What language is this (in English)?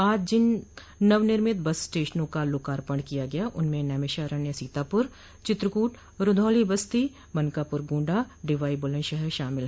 Hindi